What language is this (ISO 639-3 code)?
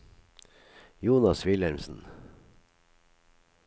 nor